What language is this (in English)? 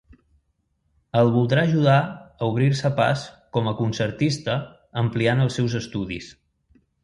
Catalan